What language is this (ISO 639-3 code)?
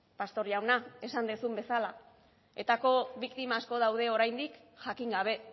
eus